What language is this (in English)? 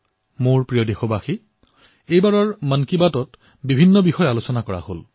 Assamese